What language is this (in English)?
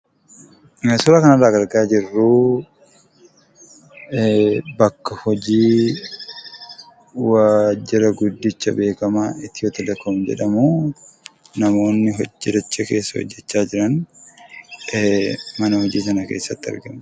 Oromo